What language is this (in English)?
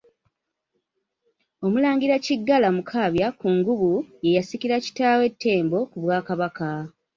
Ganda